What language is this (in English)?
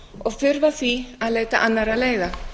Icelandic